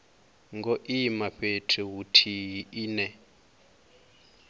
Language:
Venda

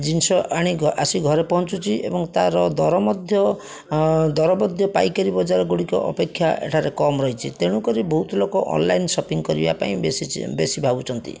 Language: Odia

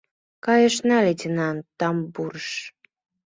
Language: Mari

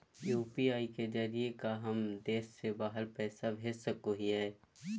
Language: Magahi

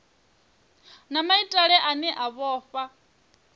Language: Venda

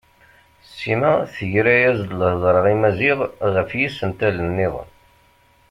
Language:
Kabyle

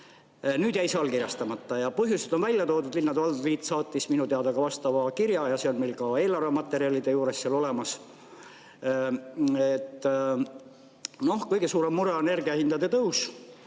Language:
Estonian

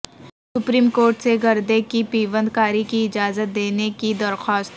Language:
Urdu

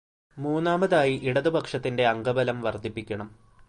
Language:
Malayalam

